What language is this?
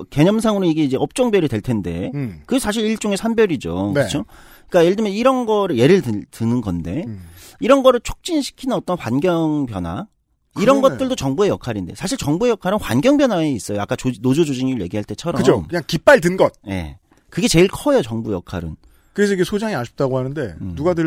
Korean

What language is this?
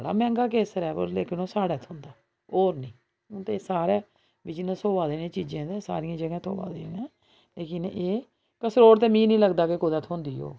Dogri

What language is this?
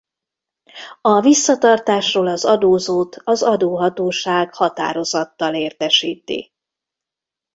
Hungarian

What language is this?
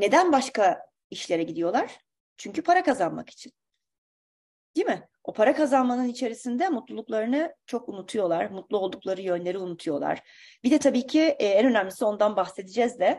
Turkish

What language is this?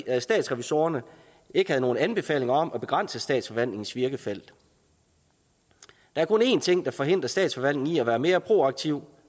Danish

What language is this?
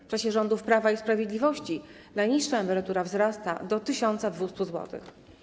Polish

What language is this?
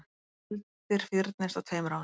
Icelandic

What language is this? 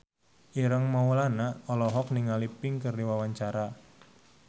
Sundanese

